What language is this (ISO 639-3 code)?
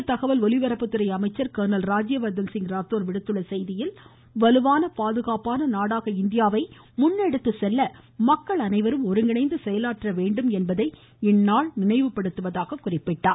tam